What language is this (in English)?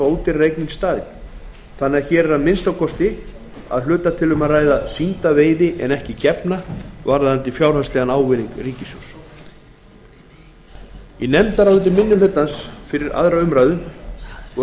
Icelandic